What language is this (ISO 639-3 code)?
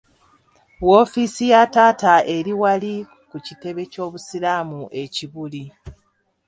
lug